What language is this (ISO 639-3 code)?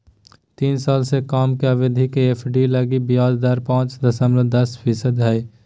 mag